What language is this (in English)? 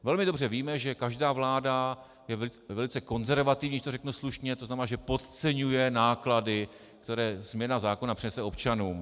Czech